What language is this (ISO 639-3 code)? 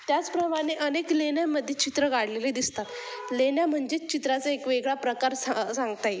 mar